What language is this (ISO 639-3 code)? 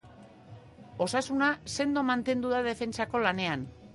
eus